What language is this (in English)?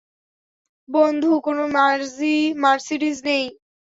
Bangla